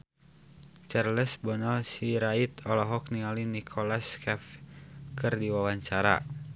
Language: Sundanese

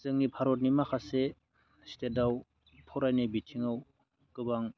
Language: Bodo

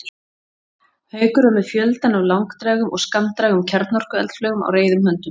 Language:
Icelandic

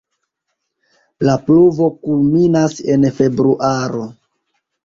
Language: Esperanto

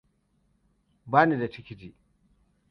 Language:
Hausa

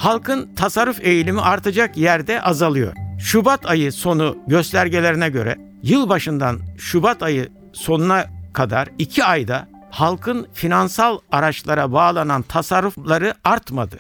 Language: Turkish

